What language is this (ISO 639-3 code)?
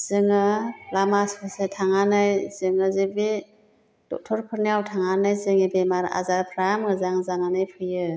brx